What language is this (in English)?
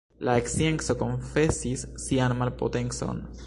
Esperanto